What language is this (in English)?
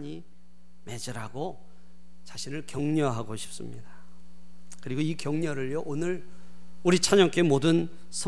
Korean